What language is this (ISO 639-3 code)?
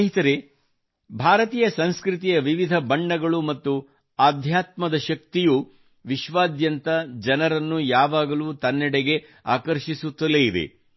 kan